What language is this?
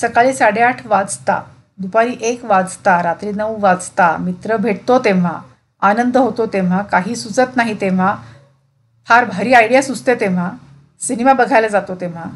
Marathi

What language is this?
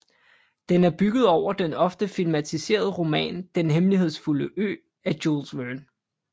Danish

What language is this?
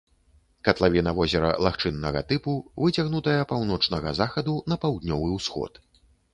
Belarusian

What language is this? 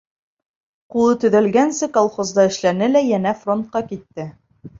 Bashkir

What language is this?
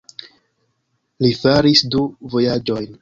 Esperanto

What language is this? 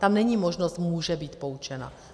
Czech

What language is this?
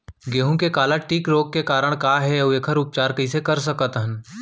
Chhattisgarhi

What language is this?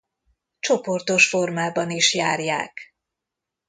Hungarian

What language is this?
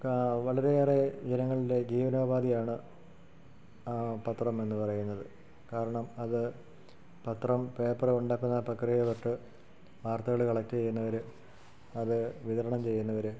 Malayalam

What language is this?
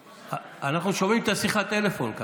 Hebrew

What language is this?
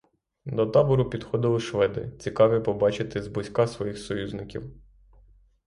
Ukrainian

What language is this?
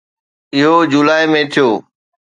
Sindhi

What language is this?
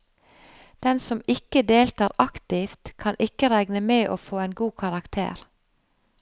Norwegian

